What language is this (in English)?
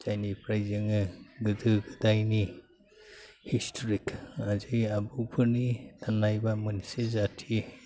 Bodo